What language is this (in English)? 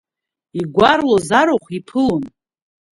Abkhazian